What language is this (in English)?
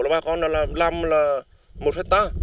Vietnamese